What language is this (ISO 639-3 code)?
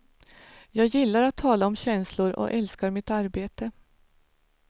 swe